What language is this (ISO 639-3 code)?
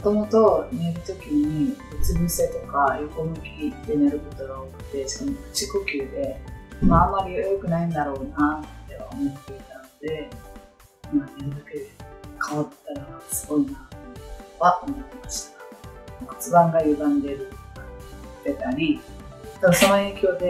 jpn